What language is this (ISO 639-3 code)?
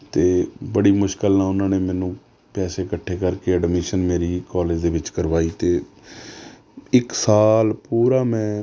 pan